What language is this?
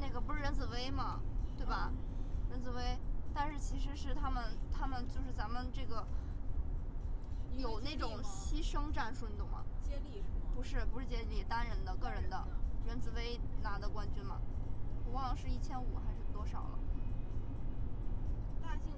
Chinese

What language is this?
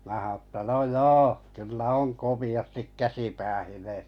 Finnish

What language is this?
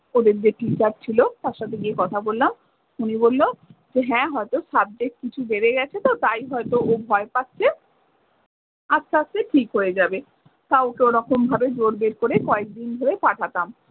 Bangla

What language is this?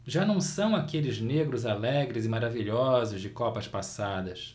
Portuguese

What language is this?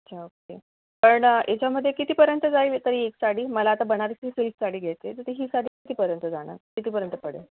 Marathi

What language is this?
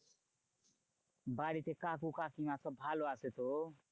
Bangla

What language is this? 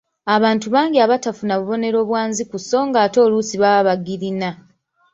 Ganda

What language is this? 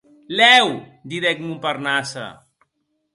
Occitan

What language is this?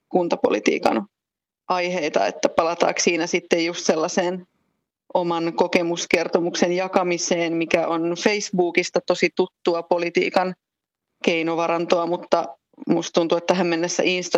Finnish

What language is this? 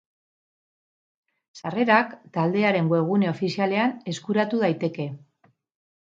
Basque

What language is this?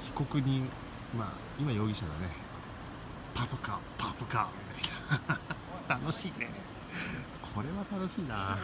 Japanese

